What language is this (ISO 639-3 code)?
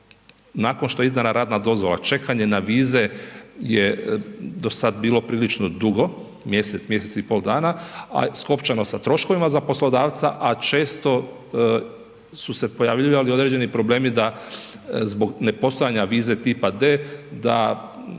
hrv